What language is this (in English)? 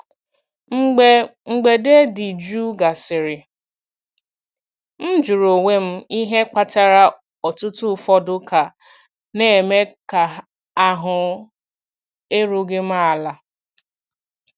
Igbo